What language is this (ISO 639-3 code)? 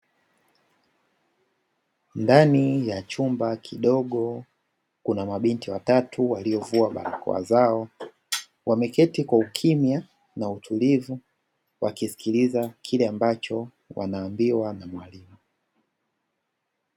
swa